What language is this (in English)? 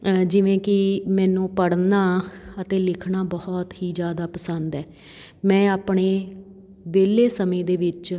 Punjabi